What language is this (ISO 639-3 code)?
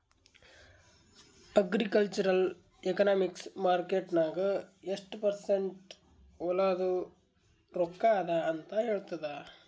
kan